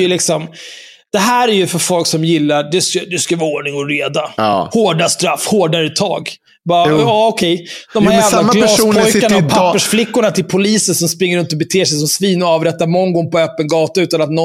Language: Swedish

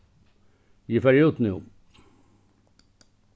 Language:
Faroese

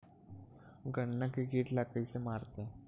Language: Chhattisgarhi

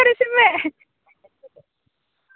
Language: Santali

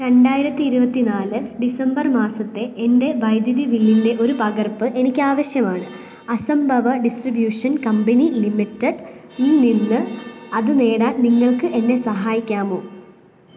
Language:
Malayalam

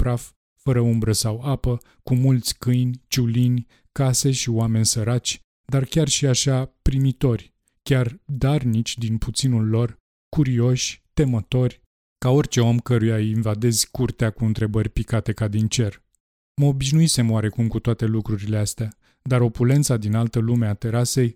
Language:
Romanian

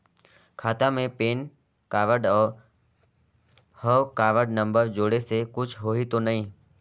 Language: Chhattisgarhi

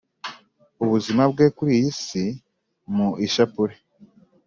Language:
Kinyarwanda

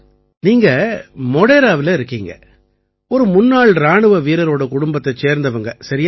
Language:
Tamil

